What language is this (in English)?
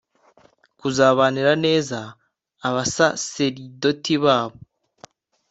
Kinyarwanda